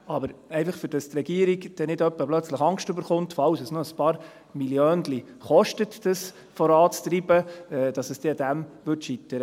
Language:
Swiss German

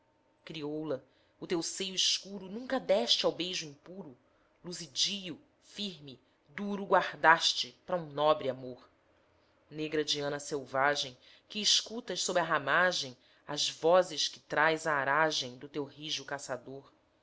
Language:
Portuguese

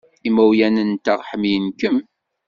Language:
Kabyle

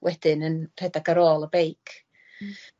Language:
Welsh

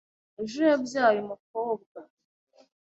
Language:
Kinyarwanda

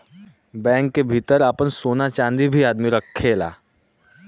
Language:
Bhojpuri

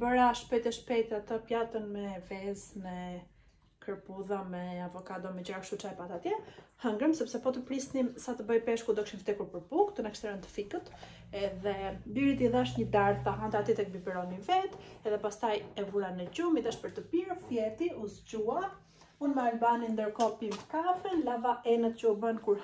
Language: English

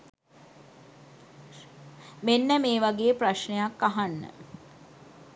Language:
Sinhala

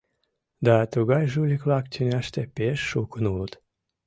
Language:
Mari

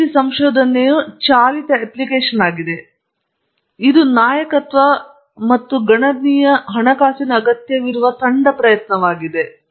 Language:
Kannada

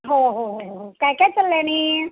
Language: Marathi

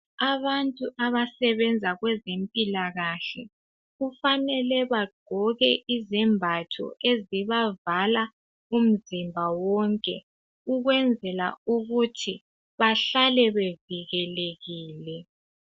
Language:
North Ndebele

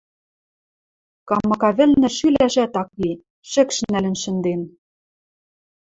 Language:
Western Mari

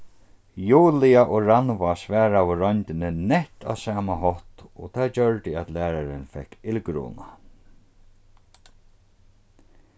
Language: Faroese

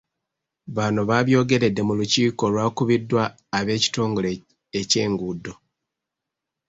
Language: Ganda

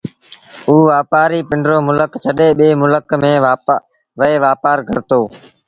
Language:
Sindhi Bhil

